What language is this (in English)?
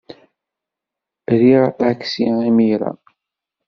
Kabyle